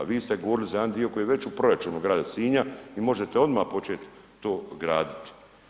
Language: Croatian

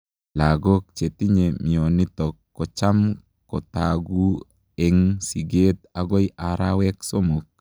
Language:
Kalenjin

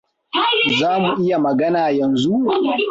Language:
Hausa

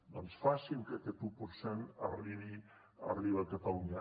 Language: Catalan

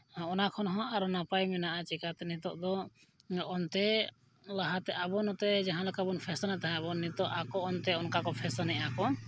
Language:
Santali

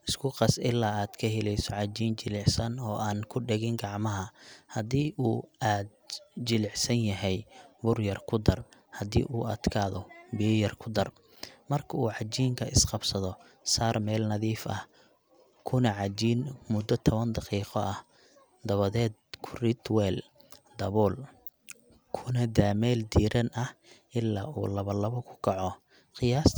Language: Somali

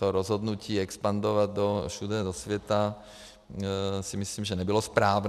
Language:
Czech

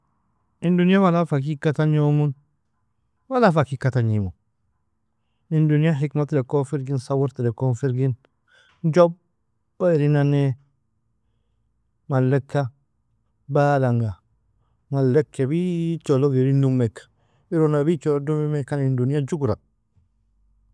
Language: Nobiin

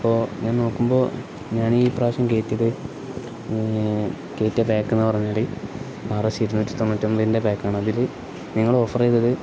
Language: Malayalam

